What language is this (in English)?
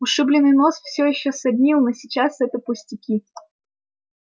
Russian